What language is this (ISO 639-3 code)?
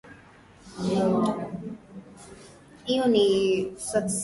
swa